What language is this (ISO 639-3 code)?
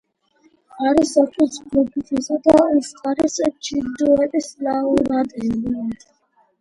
kat